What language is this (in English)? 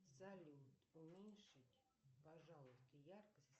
Russian